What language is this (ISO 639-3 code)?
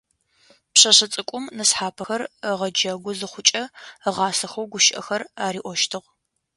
ady